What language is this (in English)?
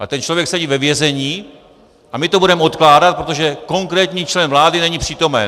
Czech